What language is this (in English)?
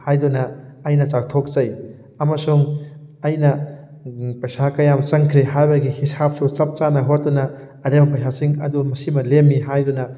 Manipuri